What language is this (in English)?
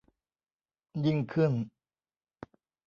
Thai